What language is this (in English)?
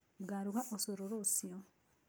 Kikuyu